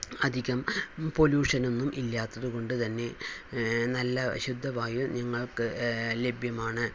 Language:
Malayalam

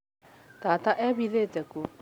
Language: Kikuyu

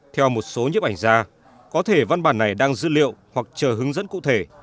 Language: Vietnamese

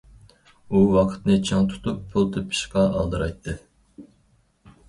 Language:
Uyghur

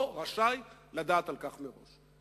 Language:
Hebrew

